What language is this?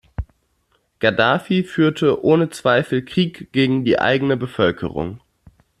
German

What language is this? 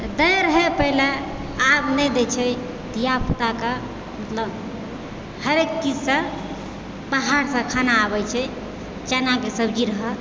Maithili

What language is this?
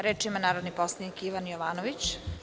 Serbian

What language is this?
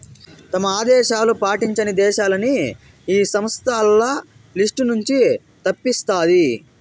Telugu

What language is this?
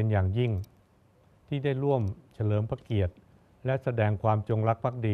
Thai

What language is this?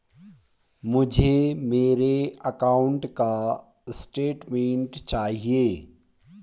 Hindi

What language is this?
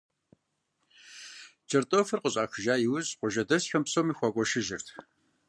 Kabardian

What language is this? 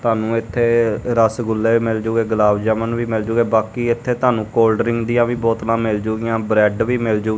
Punjabi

